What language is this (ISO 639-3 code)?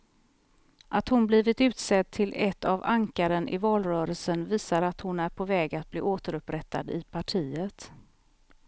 swe